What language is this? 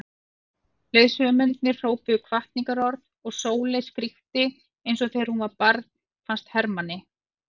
Icelandic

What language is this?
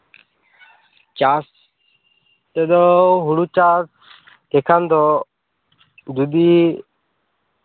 Santali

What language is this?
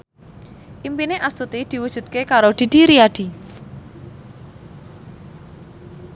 Javanese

